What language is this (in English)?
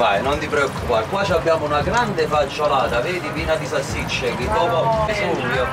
Italian